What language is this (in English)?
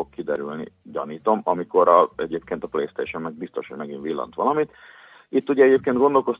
Hungarian